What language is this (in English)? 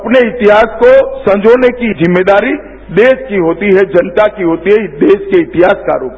Hindi